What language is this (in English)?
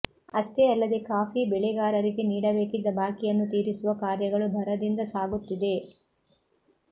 Kannada